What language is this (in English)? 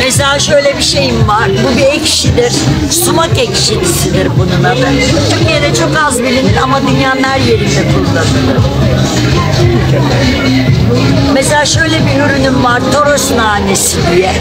Turkish